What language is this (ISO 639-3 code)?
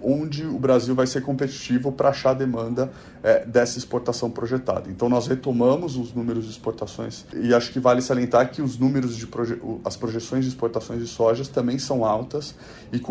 por